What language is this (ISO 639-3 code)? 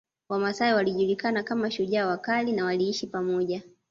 swa